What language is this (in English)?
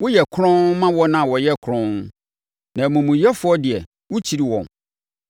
Akan